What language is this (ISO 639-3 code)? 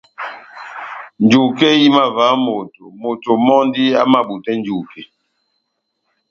bnm